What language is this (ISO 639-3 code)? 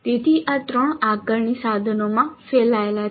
guj